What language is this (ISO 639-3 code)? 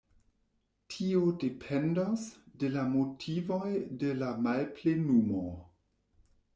epo